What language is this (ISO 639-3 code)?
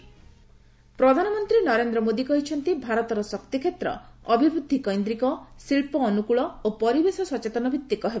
ori